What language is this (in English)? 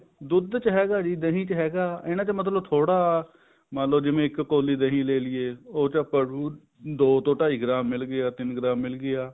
Punjabi